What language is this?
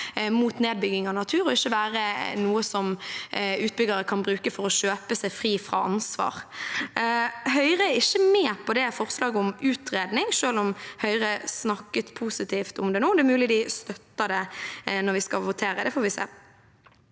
Norwegian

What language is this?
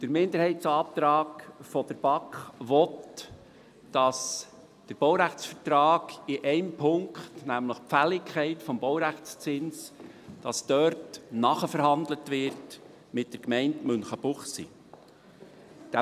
Swiss German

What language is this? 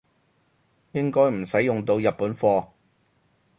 Cantonese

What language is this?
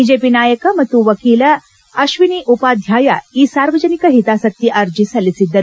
Kannada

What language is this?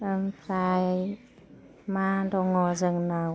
Bodo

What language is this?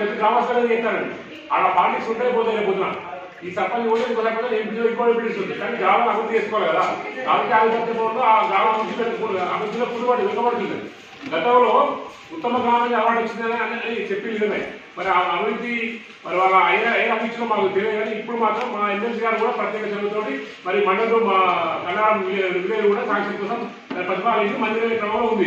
Arabic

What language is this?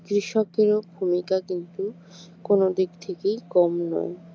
Bangla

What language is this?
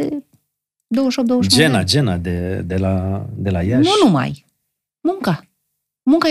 Romanian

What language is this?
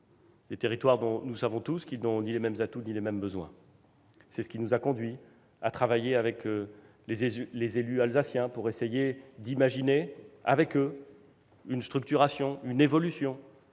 French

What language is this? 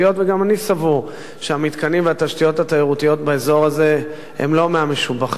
Hebrew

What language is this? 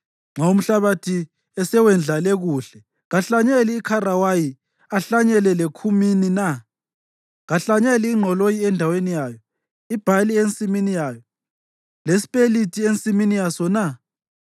North Ndebele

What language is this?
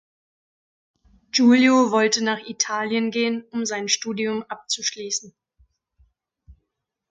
German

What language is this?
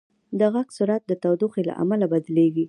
Pashto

